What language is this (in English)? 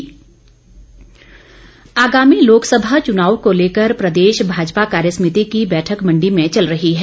Hindi